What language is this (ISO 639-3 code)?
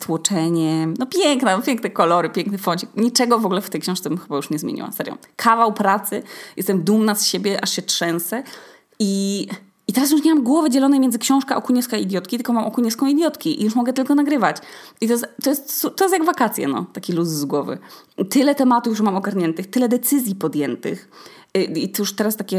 pol